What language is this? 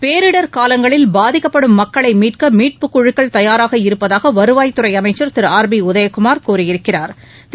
Tamil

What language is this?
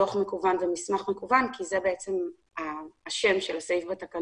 Hebrew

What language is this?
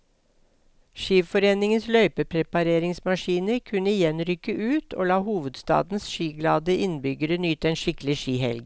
Norwegian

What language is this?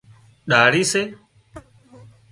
Wadiyara Koli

